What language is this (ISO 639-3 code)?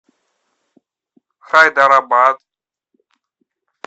rus